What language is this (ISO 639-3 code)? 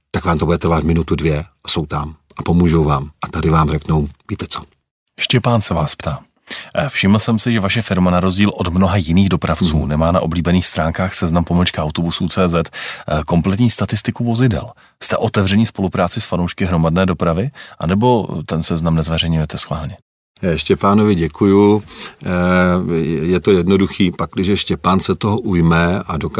ces